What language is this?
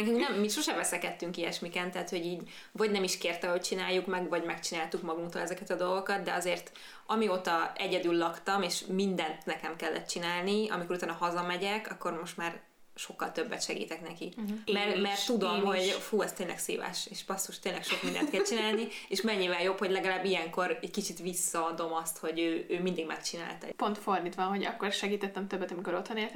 Hungarian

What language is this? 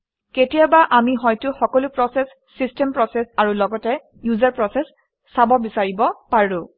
Assamese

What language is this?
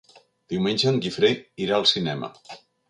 Catalan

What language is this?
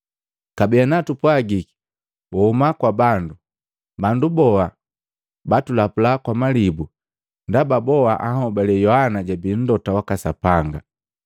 Matengo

